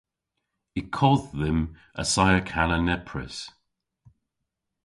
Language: Cornish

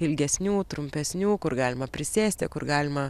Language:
Lithuanian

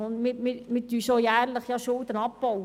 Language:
Swiss German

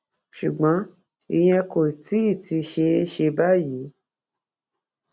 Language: Yoruba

